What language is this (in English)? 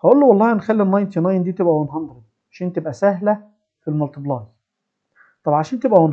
Arabic